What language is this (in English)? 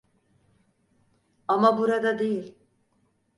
Turkish